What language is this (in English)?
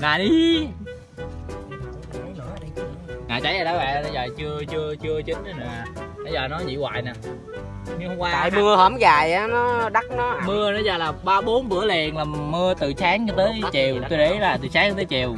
Vietnamese